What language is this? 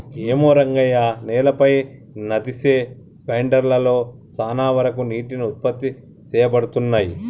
Telugu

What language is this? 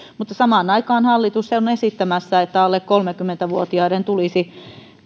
Finnish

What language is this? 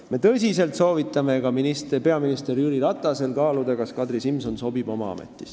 Estonian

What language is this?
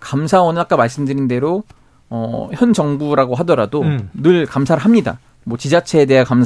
Korean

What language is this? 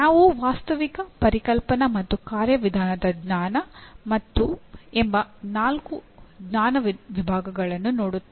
Kannada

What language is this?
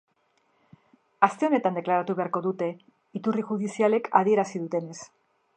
Basque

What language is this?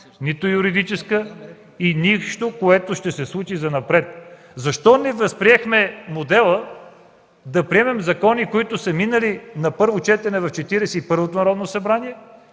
Bulgarian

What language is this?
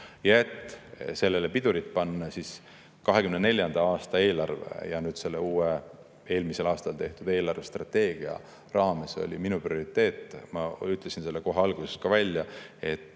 Estonian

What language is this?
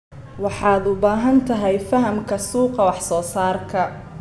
Somali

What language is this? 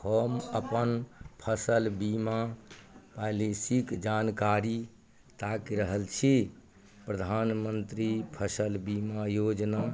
Maithili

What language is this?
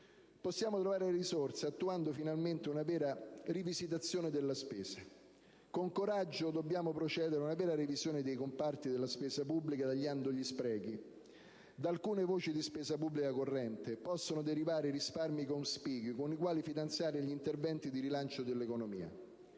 Italian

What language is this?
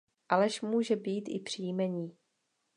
Czech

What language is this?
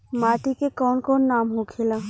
Bhojpuri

